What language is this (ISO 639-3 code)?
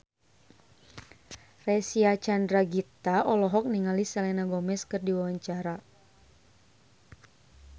sun